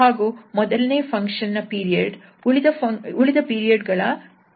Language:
Kannada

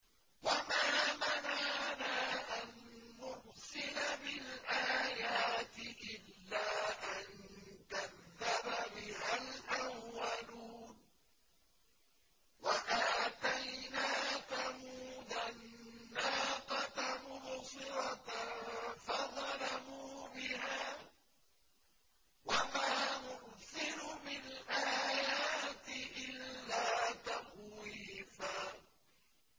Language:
Arabic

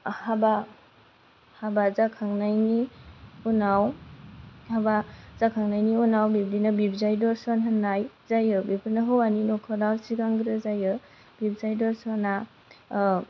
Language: Bodo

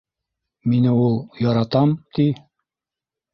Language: Bashkir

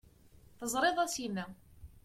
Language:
Kabyle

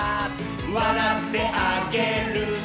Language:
Japanese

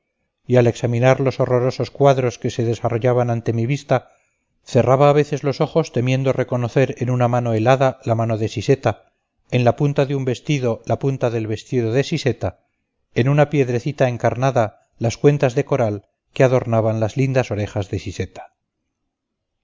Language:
Spanish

